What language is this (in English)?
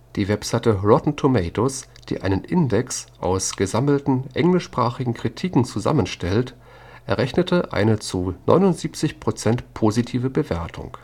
German